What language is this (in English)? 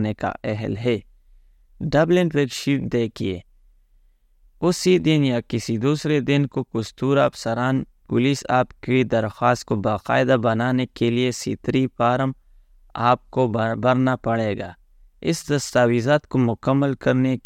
Urdu